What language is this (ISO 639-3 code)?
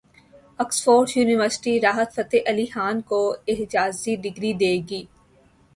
urd